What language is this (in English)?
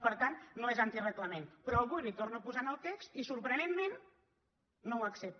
Catalan